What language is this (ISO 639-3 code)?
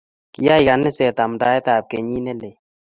kln